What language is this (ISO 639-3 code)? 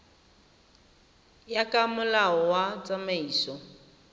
tsn